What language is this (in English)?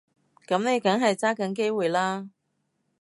Cantonese